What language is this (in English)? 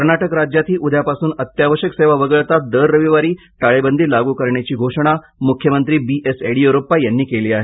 Marathi